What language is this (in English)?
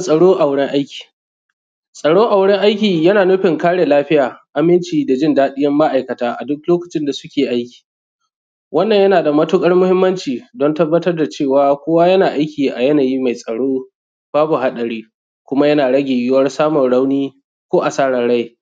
Hausa